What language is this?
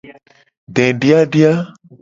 Gen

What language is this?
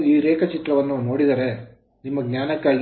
Kannada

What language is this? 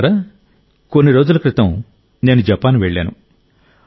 Telugu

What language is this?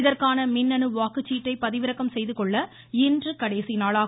Tamil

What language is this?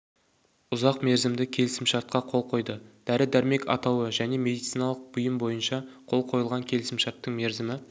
Kazakh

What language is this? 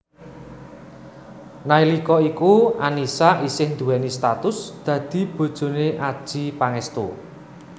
Javanese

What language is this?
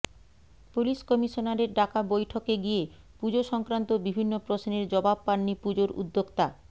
Bangla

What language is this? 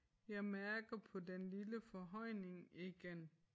Danish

